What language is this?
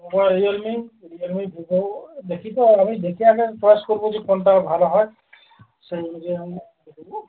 Bangla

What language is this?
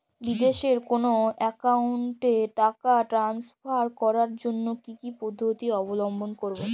Bangla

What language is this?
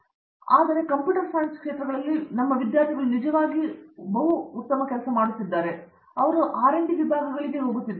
Kannada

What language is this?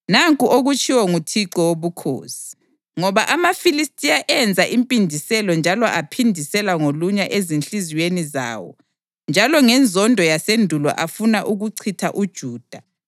North Ndebele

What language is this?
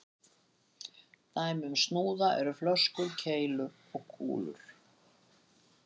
Icelandic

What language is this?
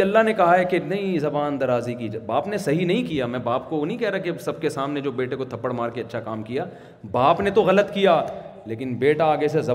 Urdu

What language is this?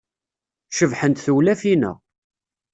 Kabyle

